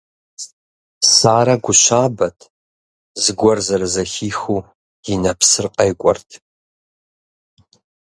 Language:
Kabardian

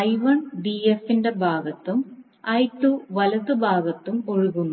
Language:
Malayalam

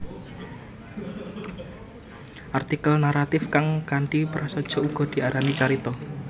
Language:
Javanese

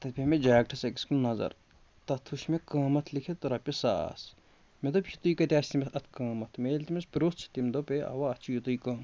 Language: Kashmiri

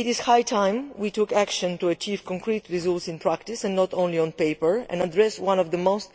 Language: English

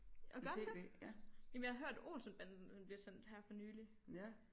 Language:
Danish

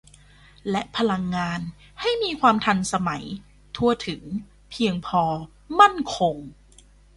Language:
Thai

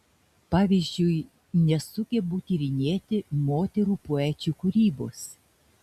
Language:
Lithuanian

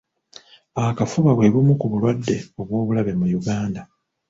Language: Ganda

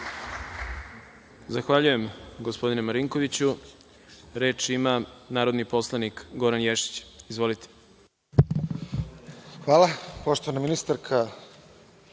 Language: Serbian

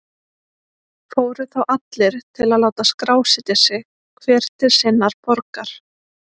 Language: Icelandic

